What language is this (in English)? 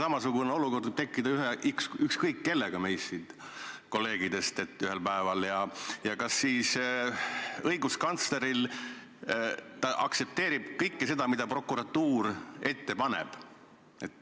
Estonian